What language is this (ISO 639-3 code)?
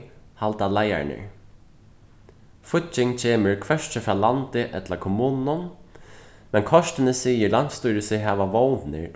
fao